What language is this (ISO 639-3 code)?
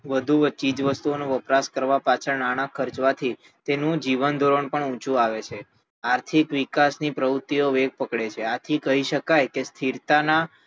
guj